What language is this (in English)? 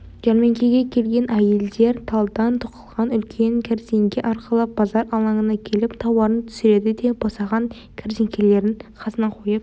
Kazakh